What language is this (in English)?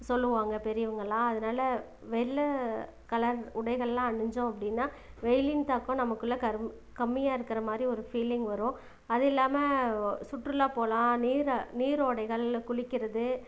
Tamil